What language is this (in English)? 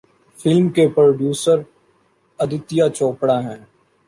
Urdu